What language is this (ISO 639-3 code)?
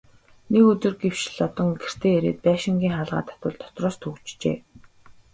mon